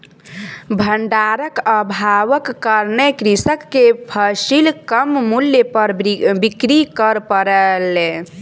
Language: Maithili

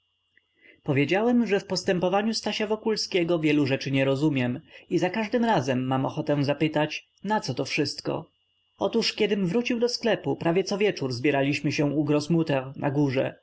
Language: Polish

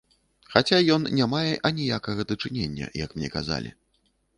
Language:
Belarusian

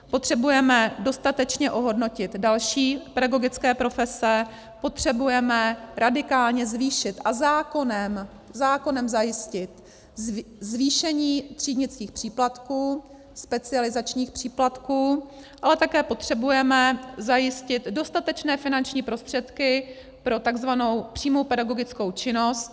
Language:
Czech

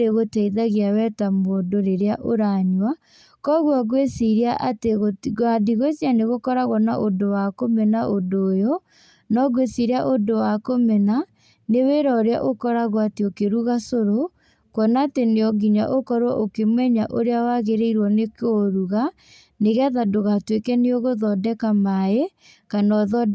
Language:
Kikuyu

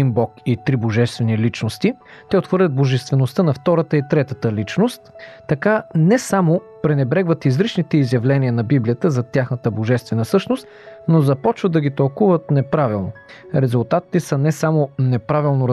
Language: Bulgarian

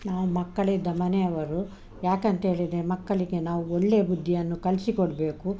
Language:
Kannada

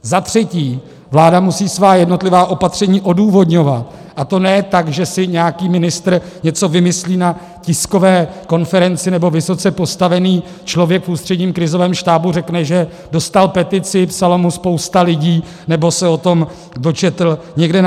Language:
Czech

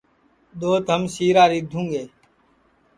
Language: Sansi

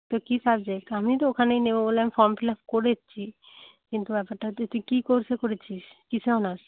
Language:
Bangla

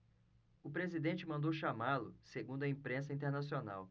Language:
Portuguese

